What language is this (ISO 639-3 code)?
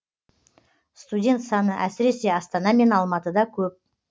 kaz